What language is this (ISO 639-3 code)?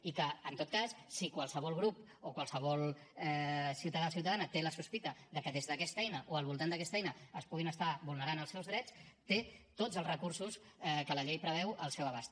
cat